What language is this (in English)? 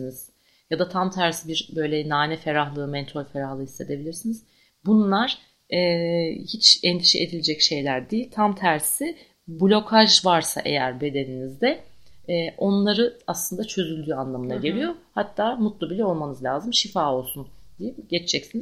Turkish